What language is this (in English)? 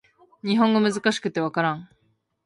Japanese